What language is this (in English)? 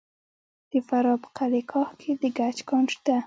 Pashto